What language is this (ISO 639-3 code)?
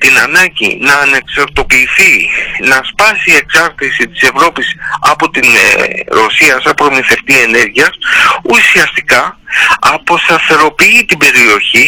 ell